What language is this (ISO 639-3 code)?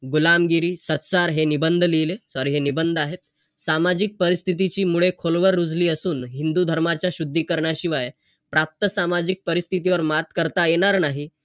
mar